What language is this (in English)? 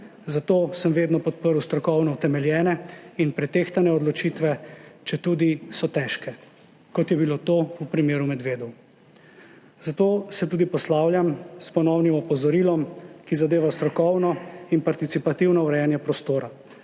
Slovenian